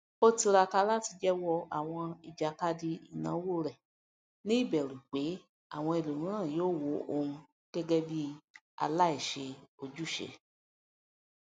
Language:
Yoruba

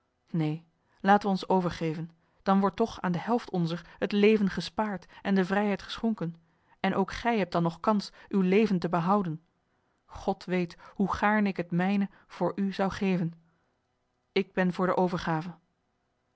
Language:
Dutch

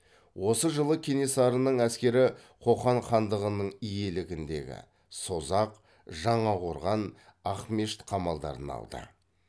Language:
Kazakh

